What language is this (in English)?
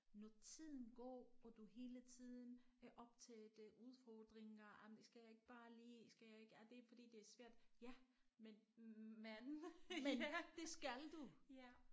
Danish